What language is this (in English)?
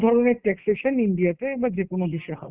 Bangla